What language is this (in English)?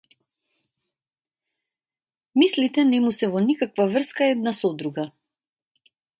Macedonian